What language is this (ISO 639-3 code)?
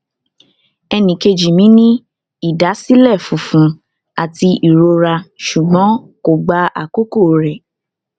yor